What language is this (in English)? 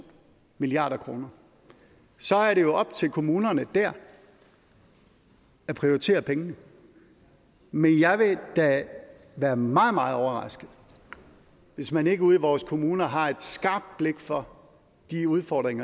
Danish